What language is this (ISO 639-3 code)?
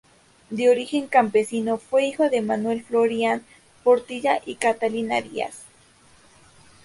spa